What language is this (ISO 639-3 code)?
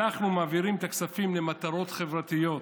heb